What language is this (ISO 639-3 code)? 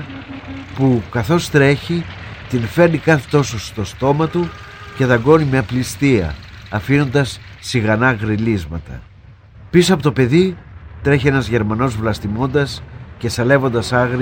ell